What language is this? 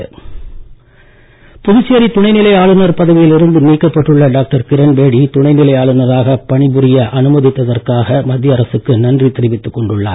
Tamil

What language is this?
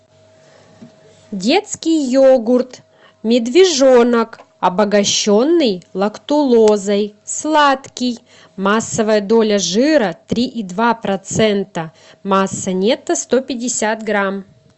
Russian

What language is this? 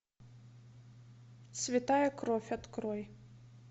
Russian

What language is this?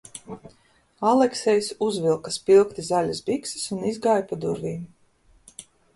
Latvian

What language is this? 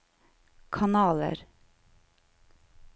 Norwegian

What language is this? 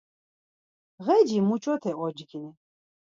Laz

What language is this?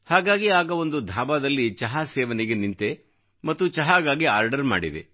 Kannada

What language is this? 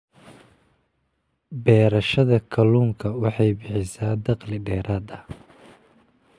Somali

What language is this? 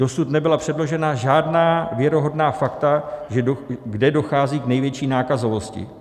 Czech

